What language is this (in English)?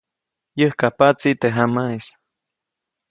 Copainalá Zoque